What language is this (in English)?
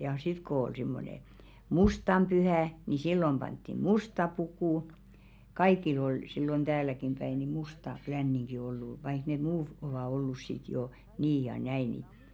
Finnish